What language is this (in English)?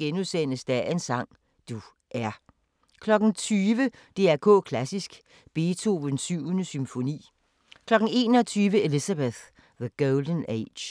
Danish